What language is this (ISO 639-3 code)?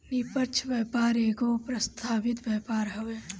bho